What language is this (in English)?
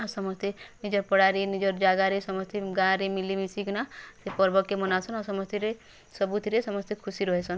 Odia